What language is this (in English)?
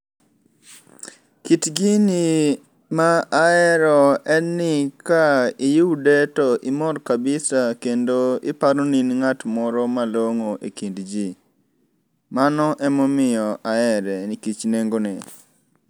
Luo (Kenya and Tanzania)